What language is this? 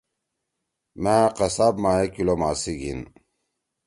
Torwali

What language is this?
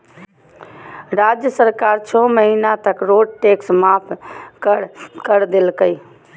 Magahi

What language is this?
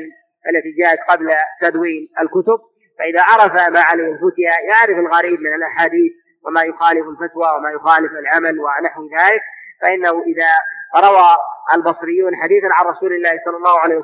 Arabic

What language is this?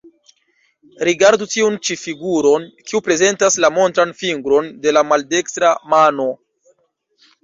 Esperanto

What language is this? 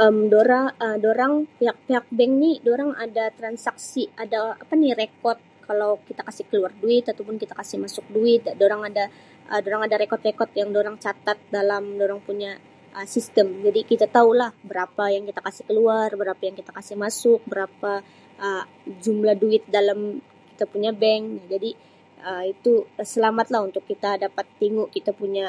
Sabah Malay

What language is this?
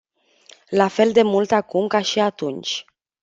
Romanian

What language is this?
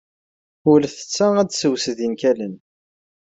Kabyle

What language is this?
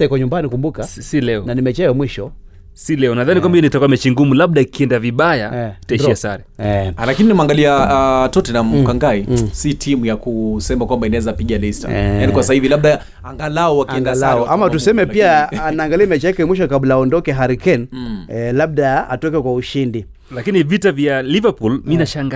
Swahili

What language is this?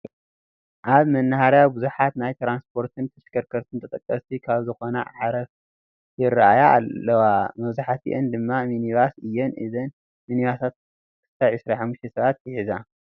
Tigrinya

